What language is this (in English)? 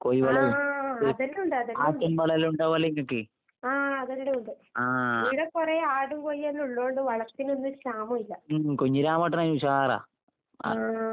Malayalam